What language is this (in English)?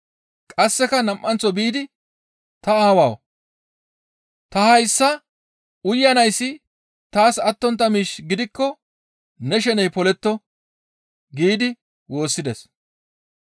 Gamo